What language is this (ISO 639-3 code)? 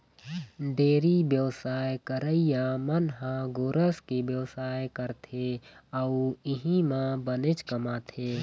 hne